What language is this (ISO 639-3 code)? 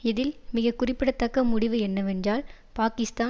tam